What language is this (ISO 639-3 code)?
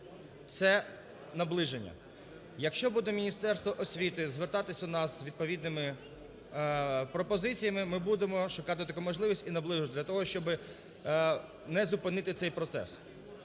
ukr